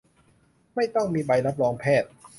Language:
Thai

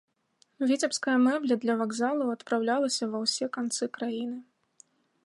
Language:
Belarusian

